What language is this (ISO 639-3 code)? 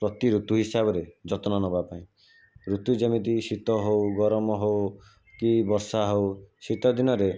ori